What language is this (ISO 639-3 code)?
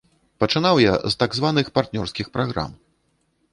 bel